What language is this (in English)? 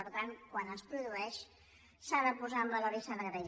Catalan